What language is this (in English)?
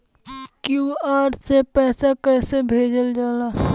Bhojpuri